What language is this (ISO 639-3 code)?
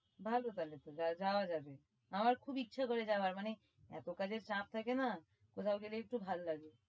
ben